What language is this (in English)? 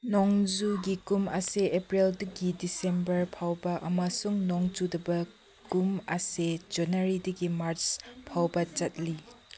Manipuri